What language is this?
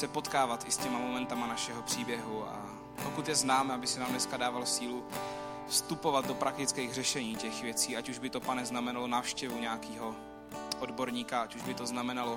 Czech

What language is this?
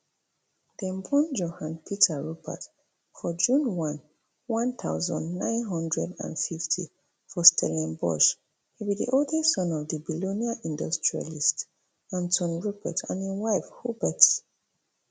Nigerian Pidgin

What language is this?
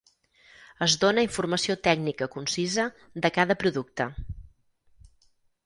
Catalan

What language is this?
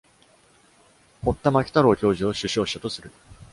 Japanese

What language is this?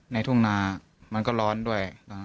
Thai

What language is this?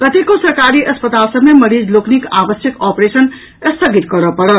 Maithili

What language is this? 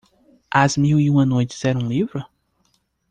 Portuguese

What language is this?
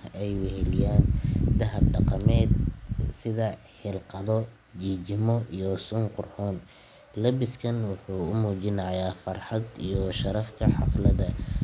Somali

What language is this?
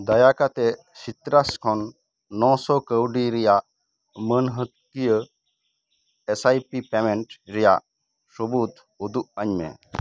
Santali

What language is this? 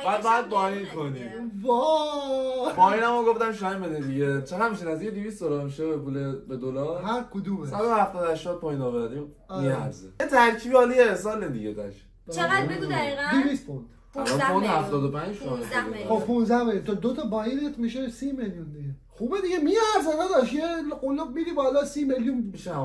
Persian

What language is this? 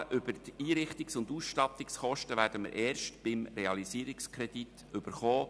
Swiss German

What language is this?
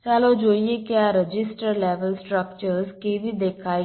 Gujarati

